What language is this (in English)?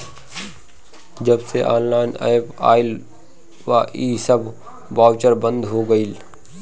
Bhojpuri